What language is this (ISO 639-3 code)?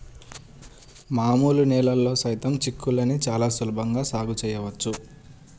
tel